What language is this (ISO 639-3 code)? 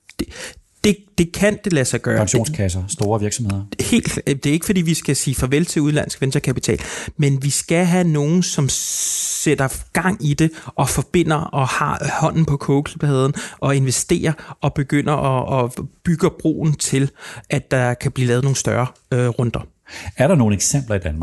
dan